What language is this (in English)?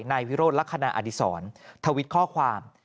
Thai